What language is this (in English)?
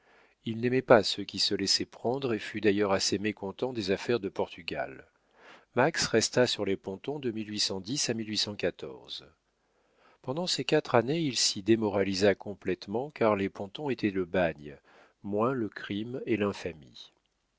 French